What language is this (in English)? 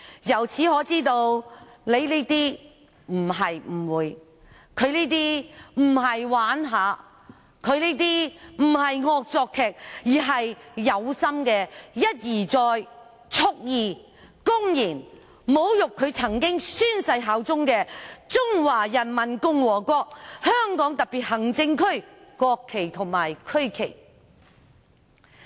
Cantonese